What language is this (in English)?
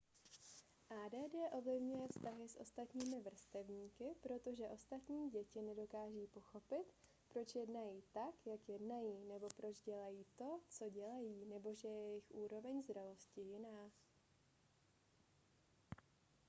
Czech